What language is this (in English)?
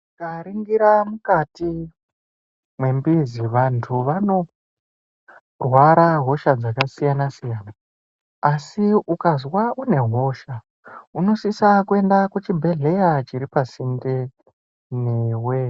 Ndau